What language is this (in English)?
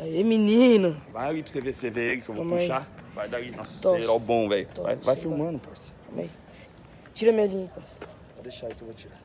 Portuguese